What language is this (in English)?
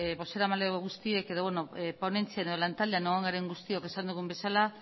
Basque